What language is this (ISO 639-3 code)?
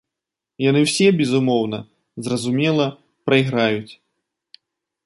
bel